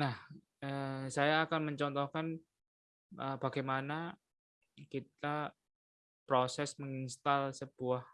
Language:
Indonesian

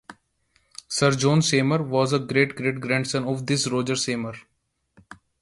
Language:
English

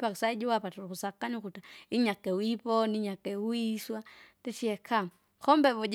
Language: Kinga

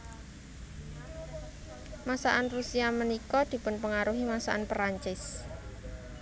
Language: Javanese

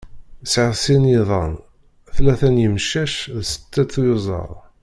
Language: Kabyle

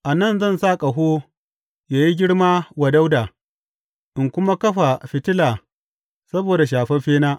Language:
Hausa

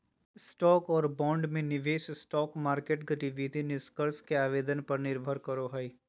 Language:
Magahi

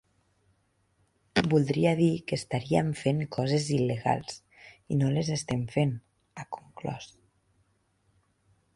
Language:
Catalan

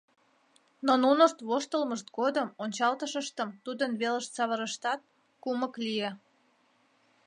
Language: Mari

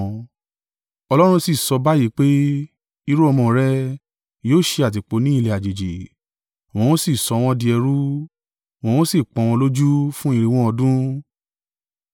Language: Yoruba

